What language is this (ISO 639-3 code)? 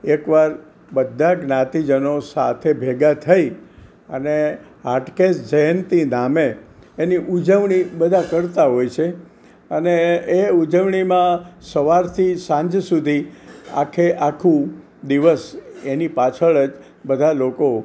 guj